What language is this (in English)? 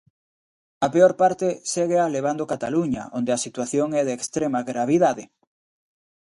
Galician